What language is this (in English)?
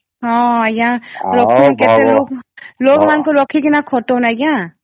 Odia